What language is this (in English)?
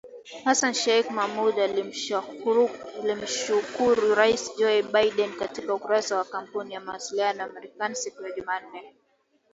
Swahili